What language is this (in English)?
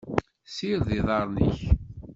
Kabyle